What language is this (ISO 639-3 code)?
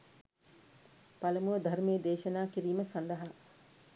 sin